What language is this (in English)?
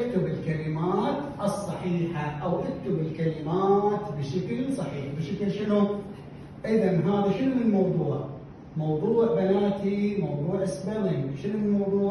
Arabic